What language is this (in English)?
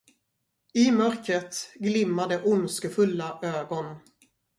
Swedish